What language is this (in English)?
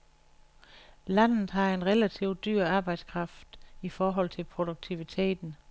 Danish